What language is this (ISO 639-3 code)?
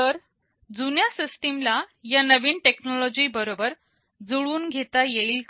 mar